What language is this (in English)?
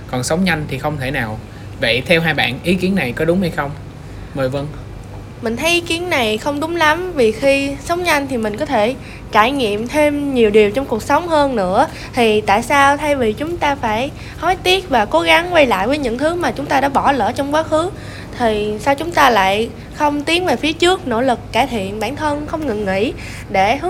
Vietnamese